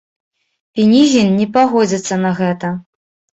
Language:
Belarusian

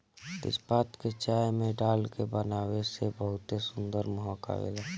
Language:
Bhojpuri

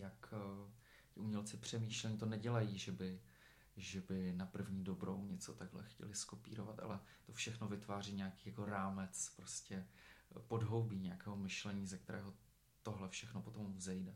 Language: Czech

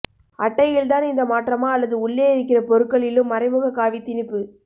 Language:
Tamil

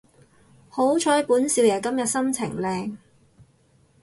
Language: Cantonese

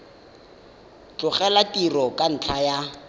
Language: Tswana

